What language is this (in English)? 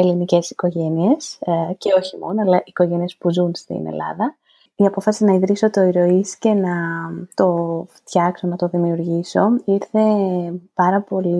Greek